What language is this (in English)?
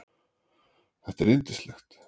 Icelandic